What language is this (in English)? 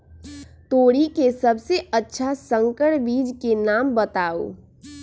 Magahi